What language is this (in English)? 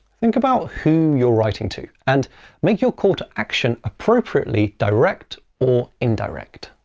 English